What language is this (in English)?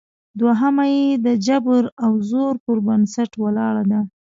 Pashto